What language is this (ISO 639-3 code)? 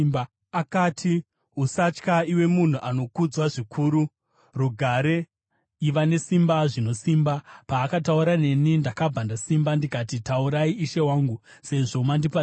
sna